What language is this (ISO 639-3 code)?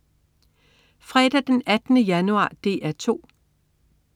dan